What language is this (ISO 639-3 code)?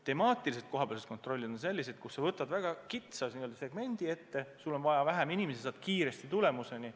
est